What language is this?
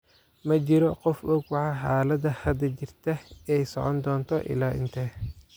Somali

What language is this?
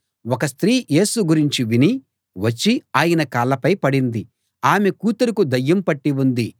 Telugu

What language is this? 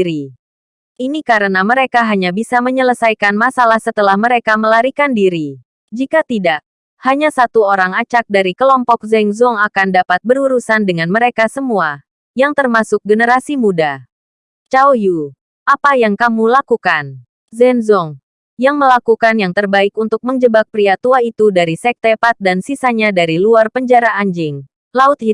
Indonesian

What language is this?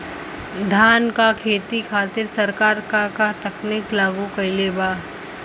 Bhojpuri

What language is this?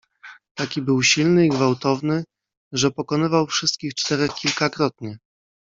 Polish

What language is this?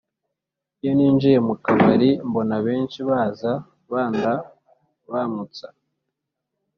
Kinyarwanda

